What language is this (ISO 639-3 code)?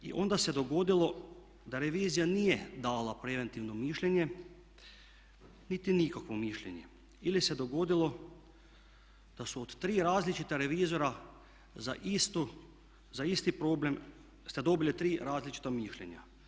hrv